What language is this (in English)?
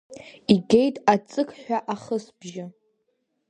Abkhazian